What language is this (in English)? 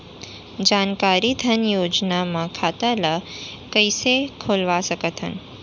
Chhattisgarhi